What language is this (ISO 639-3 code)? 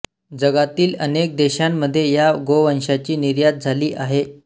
mar